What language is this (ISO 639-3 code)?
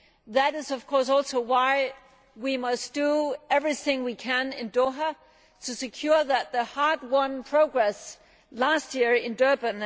eng